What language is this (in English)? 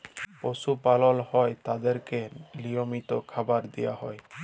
Bangla